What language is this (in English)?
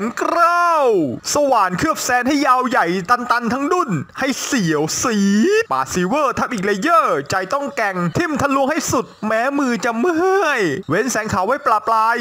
Thai